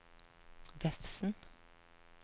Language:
Norwegian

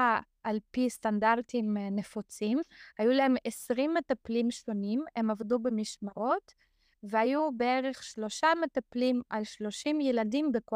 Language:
Hebrew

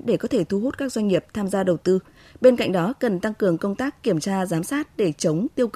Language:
Vietnamese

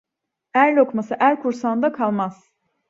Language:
Turkish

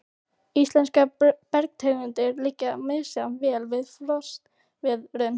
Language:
Icelandic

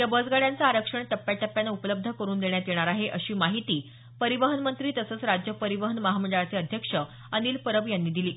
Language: Marathi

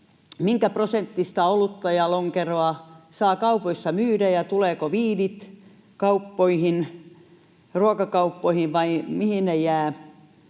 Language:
Finnish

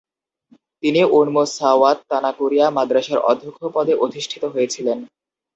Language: Bangla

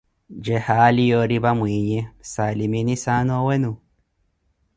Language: Koti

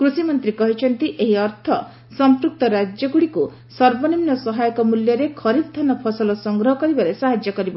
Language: Odia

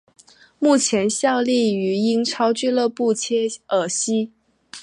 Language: Chinese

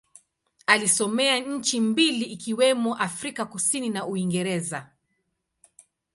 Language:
Swahili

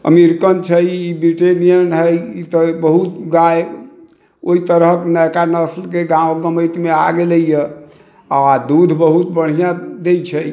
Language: Maithili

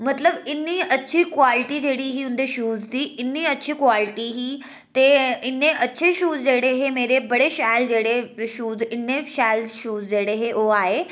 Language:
Dogri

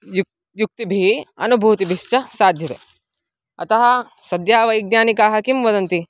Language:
Sanskrit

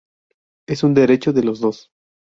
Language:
Spanish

